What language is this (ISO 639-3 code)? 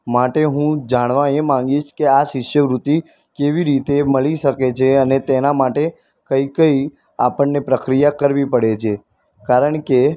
guj